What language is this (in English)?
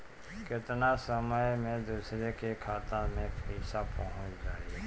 Bhojpuri